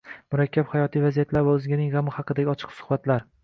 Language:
Uzbek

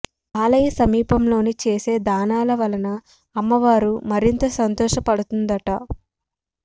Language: Telugu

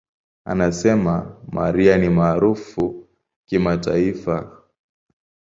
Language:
Swahili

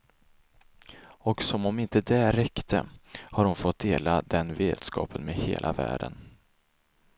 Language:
Swedish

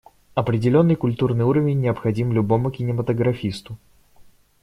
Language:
Russian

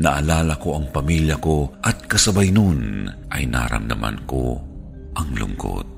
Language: Filipino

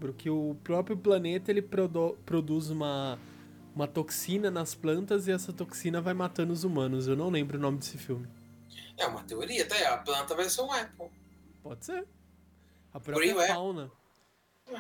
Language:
Portuguese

